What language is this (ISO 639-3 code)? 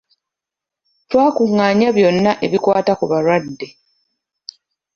lug